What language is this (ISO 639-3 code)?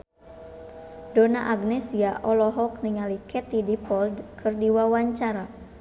sun